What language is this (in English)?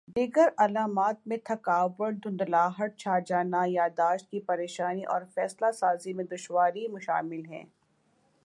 Urdu